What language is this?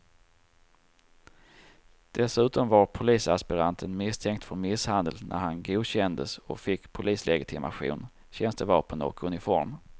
Swedish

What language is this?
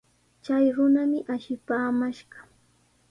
Sihuas Ancash Quechua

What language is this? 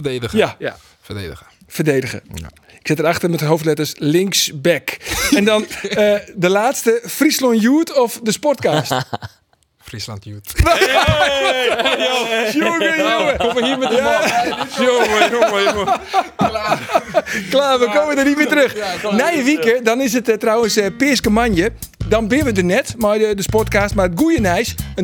Dutch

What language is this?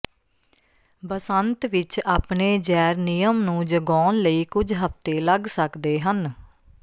Punjabi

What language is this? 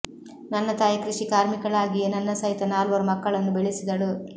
Kannada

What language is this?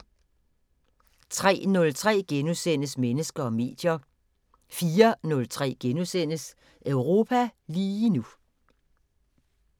Danish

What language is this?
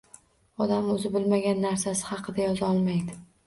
Uzbek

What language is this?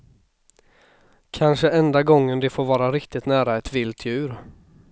Swedish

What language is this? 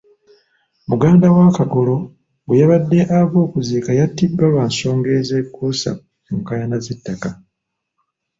Ganda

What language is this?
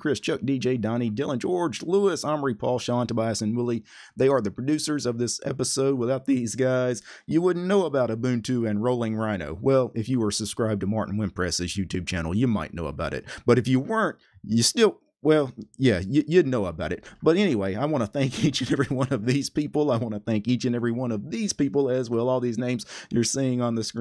English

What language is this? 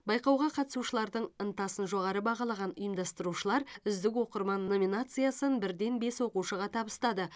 Kazakh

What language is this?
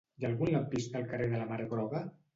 Catalan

